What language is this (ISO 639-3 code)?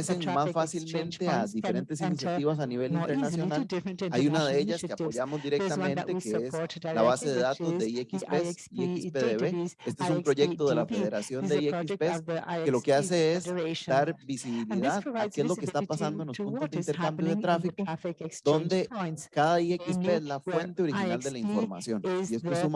spa